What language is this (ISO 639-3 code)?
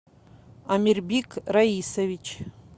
rus